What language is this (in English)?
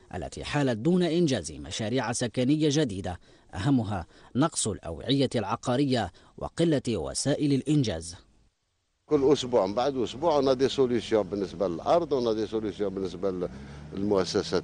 Arabic